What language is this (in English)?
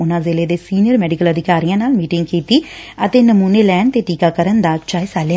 Punjabi